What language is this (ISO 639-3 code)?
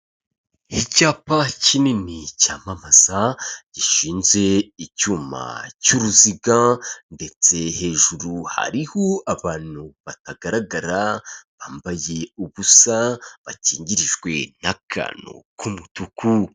kin